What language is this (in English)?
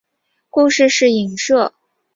Chinese